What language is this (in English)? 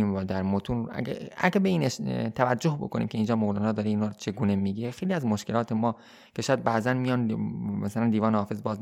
Persian